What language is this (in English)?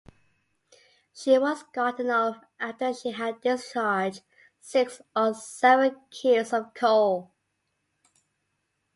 English